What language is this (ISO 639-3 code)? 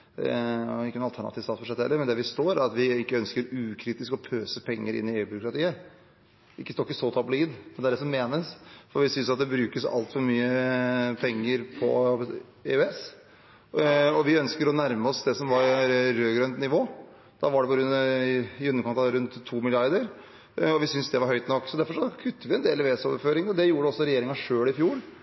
nob